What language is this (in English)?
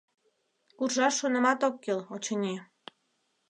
Mari